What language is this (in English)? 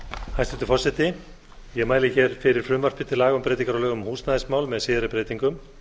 Icelandic